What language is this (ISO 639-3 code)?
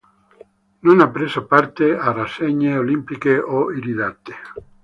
ita